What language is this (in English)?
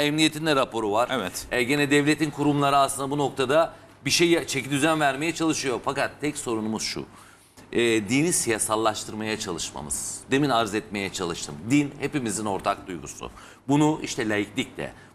Turkish